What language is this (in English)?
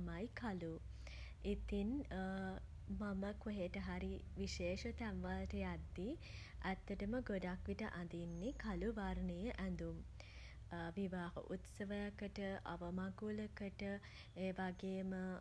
Sinhala